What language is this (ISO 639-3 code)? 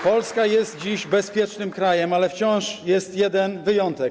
pol